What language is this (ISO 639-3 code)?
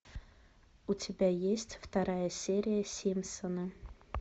rus